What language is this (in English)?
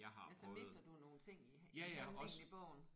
Danish